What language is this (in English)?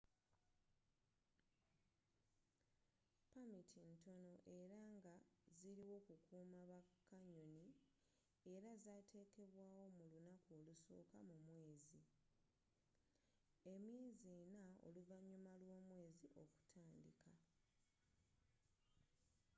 Ganda